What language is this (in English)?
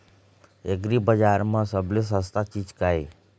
Chhattisgarhi